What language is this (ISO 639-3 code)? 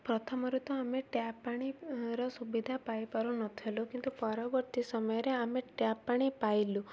ori